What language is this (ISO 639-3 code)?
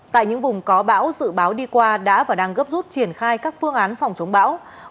vie